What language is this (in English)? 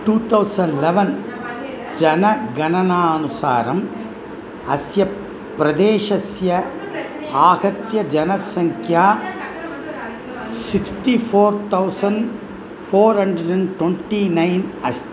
Sanskrit